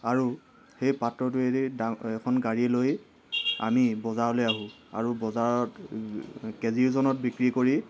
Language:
Assamese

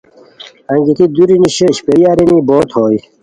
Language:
Khowar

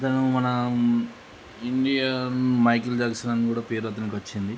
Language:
Telugu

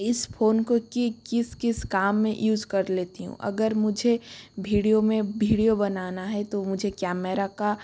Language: Hindi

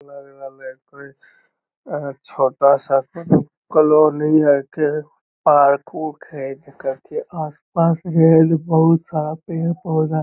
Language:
Magahi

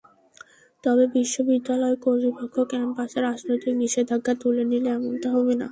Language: Bangla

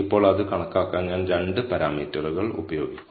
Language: Malayalam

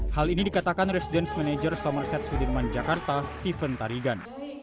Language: Indonesian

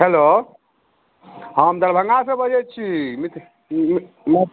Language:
Maithili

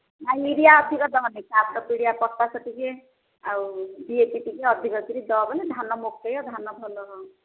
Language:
Odia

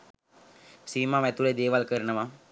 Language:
Sinhala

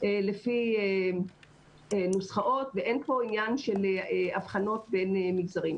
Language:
Hebrew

